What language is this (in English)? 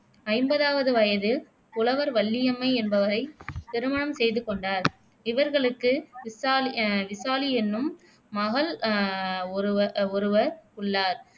Tamil